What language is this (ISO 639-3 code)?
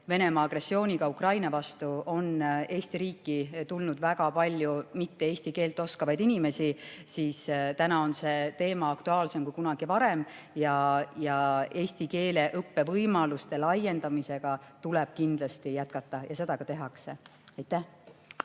est